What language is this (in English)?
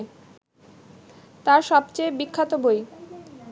Bangla